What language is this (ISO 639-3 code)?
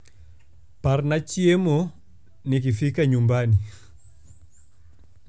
luo